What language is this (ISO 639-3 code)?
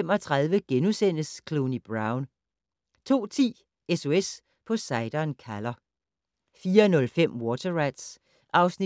dan